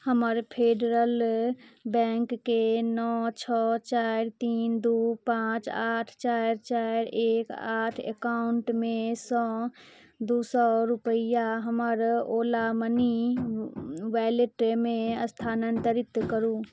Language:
Maithili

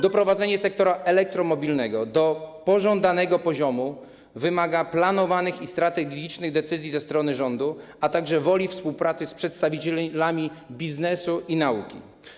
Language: Polish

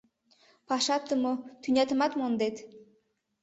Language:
Mari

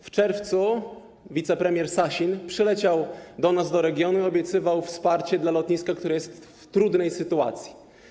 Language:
Polish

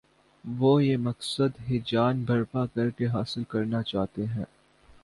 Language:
Urdu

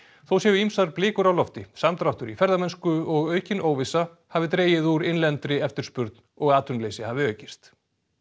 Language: Icelandic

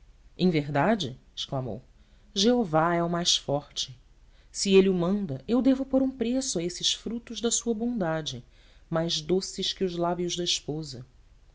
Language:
Portuguese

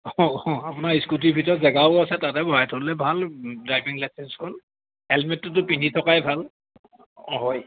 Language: Assamese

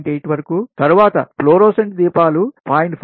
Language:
Telugu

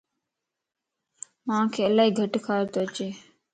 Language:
Lasi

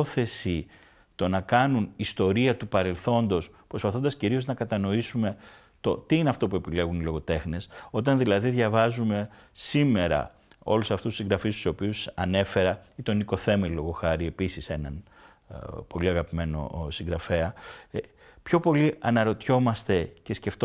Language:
Greek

